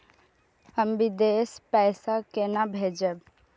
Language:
Maithili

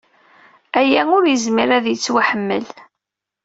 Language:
Kabyle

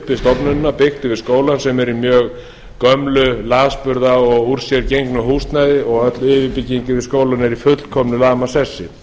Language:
Icelandic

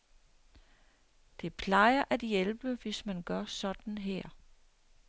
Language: Danish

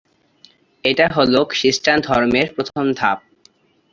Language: Bangla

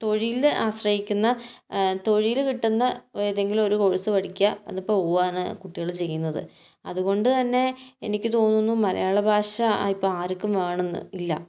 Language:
Malayalam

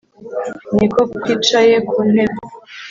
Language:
Kinyarwanda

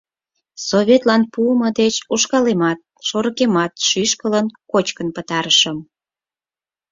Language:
Mari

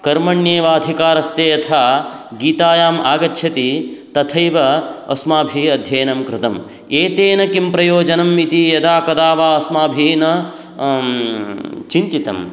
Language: Sanskrit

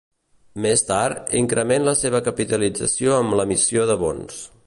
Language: Catalan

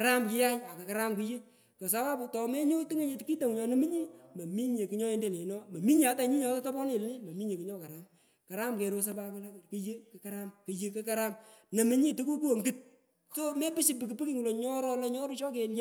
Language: Pökoot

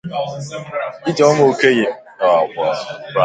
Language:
Igbo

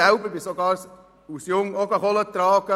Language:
Swiss German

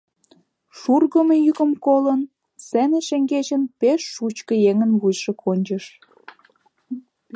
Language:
Mari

